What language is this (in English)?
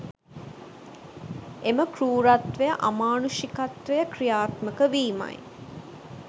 Sinhala